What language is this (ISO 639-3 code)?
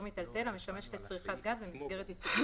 heb